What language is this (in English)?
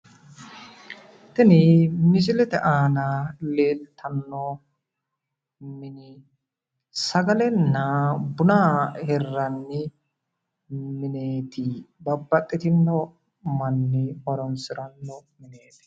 Sidamo